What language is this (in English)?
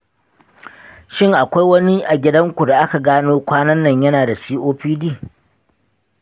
Hausa